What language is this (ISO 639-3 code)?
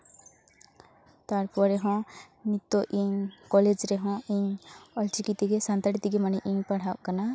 sat